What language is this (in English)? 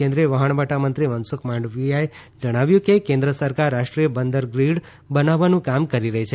Gujarati